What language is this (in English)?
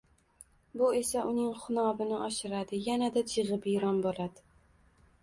Uzbek